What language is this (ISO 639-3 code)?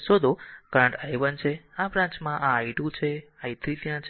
guj